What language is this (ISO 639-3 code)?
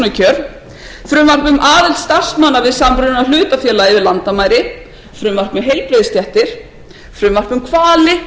isl